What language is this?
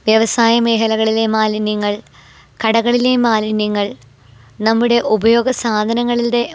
Malayalam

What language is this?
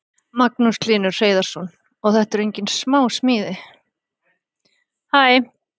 Icelandic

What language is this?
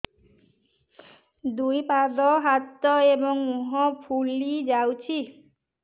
Odia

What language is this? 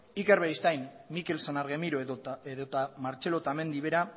Basque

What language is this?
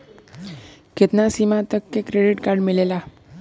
Bhojpuri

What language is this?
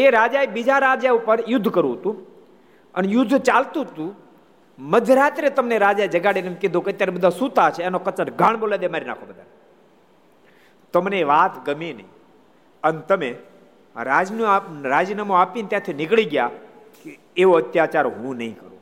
Gujarati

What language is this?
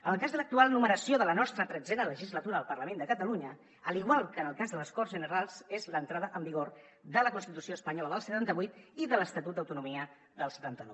Catalan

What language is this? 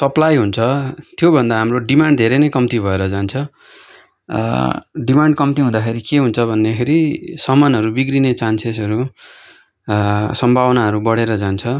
Nepali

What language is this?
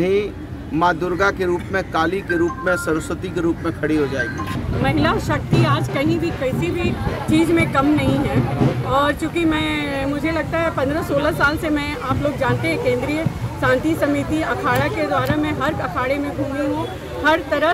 Hindi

